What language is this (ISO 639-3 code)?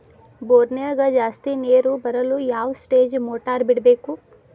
kan